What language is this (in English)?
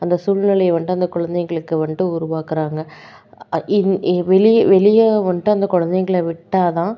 Tamil